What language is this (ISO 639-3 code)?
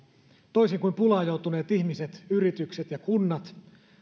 fin